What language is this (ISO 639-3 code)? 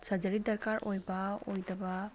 mni